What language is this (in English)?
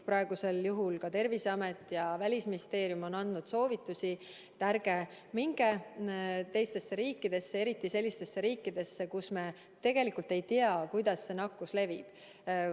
Estonian